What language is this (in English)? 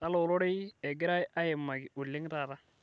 Masai